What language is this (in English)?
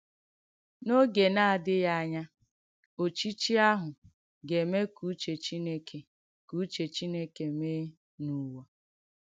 Igbo